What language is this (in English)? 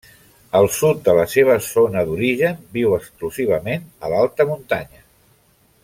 Catalan